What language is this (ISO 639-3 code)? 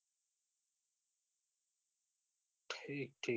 guj